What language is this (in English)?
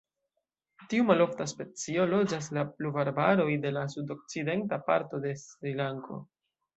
Esperanto